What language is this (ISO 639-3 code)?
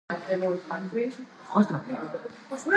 kat